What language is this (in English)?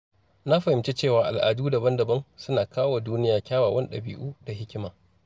Hausa